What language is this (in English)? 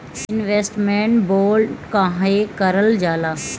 Bhojpuri